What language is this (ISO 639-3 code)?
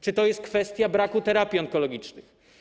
pol